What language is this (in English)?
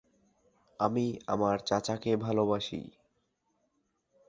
Bangla